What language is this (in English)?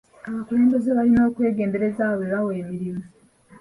Ganda